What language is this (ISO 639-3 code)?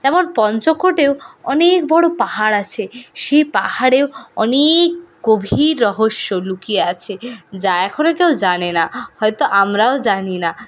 ben